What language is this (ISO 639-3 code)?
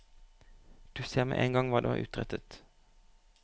nor